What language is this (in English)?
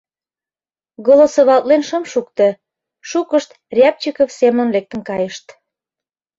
Mari